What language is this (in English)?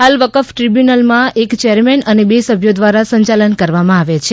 Gujarati